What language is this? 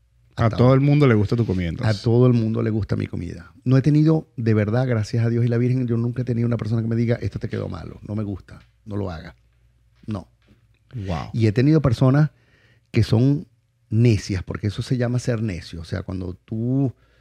Spanish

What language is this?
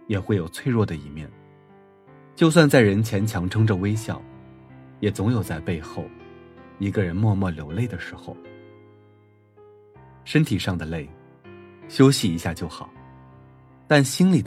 Chinese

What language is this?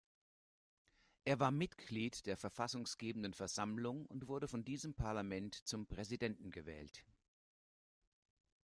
German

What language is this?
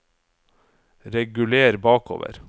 Norwegian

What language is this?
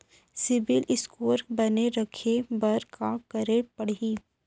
Chhattisgarhi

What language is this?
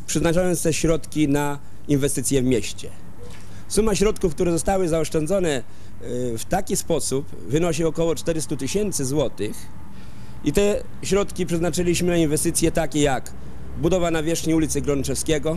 Polish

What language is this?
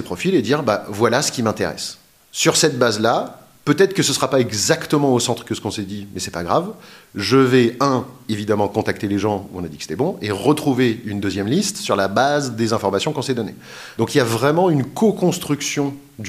French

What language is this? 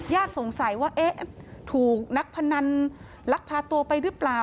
Thai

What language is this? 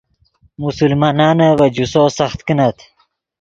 Yidgha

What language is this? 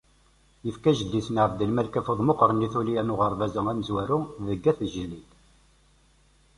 Kabyle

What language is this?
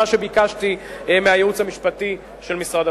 Hebrew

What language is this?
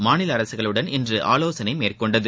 Tamil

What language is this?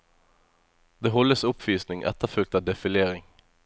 Norwegian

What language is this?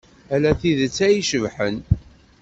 Kabyle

